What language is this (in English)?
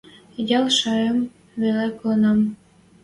Western Mari